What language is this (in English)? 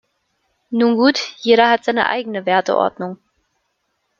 German